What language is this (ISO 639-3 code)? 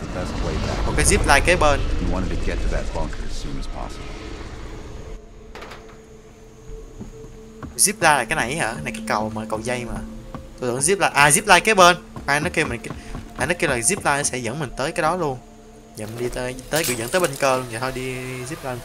vie